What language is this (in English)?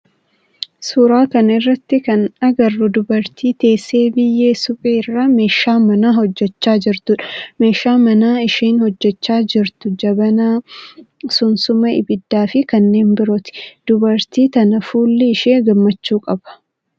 Oromo